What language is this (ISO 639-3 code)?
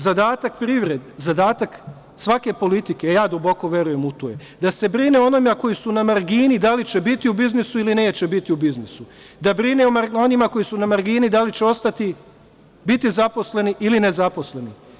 srp